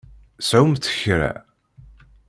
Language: Kabyle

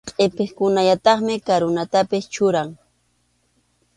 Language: Arequipa-La Unión Quechua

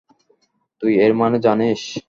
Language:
Bangla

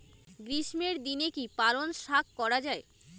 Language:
Bangla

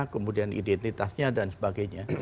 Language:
Indonesian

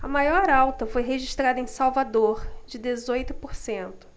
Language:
Portuguese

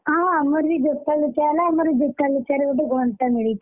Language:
Odia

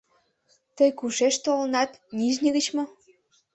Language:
Mari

